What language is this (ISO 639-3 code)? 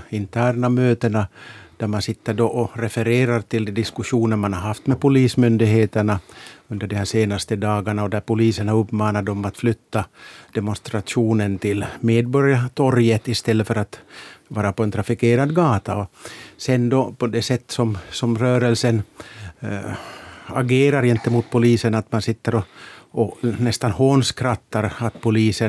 swe